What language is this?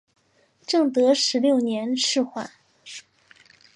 Chinese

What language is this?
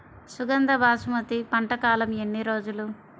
Telugu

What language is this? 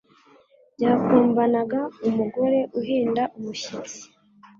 Kinyarwanda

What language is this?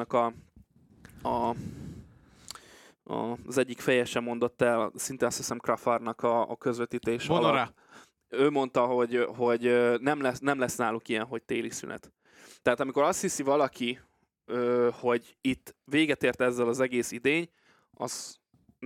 Hungarian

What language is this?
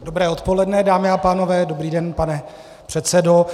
Czech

